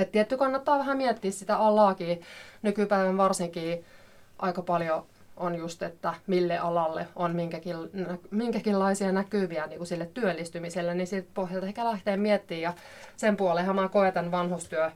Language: Finnish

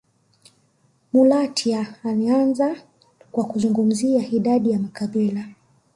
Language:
Swahili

